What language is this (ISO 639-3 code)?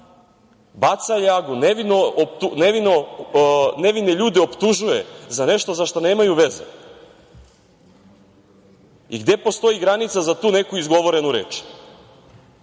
srp